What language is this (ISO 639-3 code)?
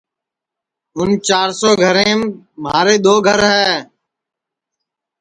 ssi